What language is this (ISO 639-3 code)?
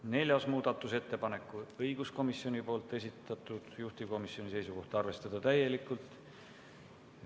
est